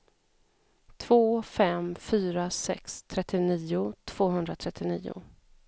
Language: Swedish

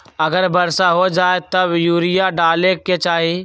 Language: Magahi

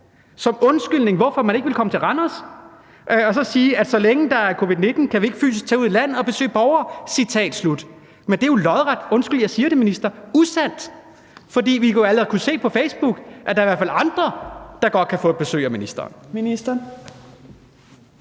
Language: Danish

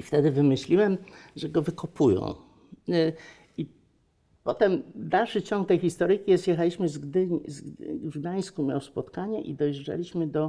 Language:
Polish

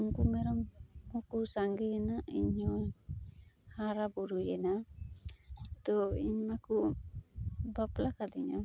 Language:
Santali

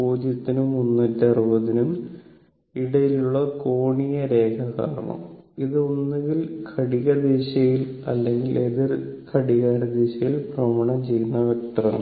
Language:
Malayalam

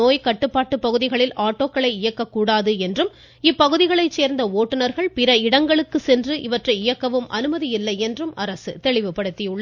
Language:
Tamil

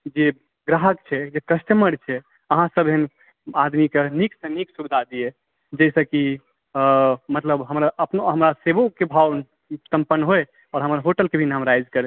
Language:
Maithili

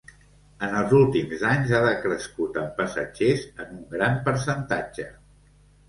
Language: Catalan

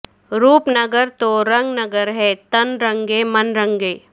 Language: Urdu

